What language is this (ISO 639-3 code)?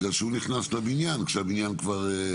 heb